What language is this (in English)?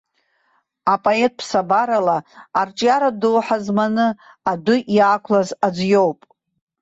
Abkhazian